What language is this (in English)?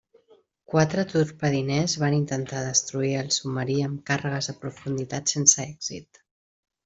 Catalan